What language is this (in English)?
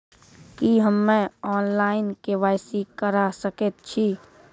Maithili